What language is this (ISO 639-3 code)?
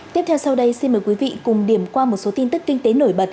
vie